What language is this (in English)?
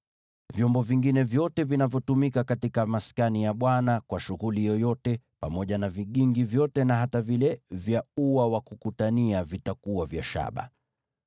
Swahili